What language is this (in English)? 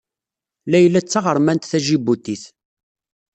Kabyle